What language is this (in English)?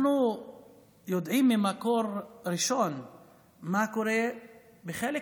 Hebrew